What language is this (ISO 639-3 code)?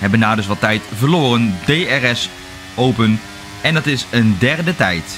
nld